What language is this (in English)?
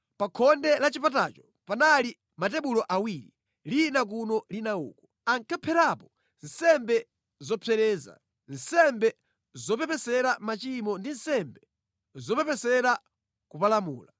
Nyanja